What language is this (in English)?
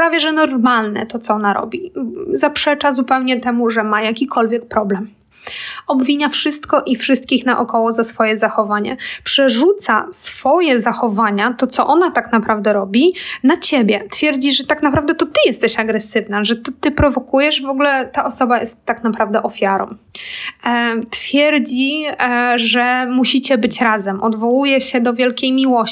Polish